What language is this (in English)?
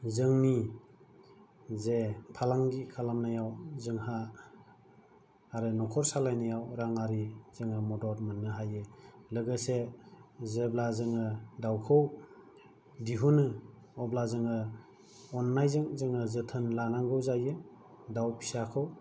Bodo